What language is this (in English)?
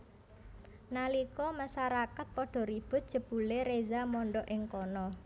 Javanese